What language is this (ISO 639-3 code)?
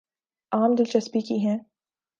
urd